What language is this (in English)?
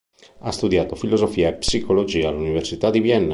Italian